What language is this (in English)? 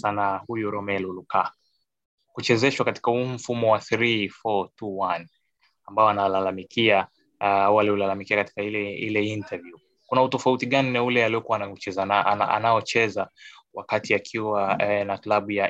Swahili